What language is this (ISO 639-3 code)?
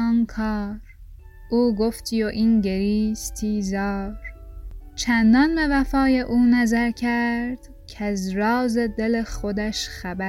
fas